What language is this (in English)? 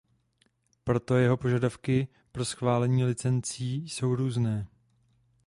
Czech